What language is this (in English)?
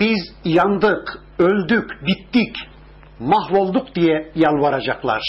Turkish